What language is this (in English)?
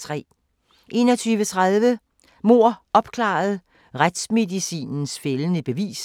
Danish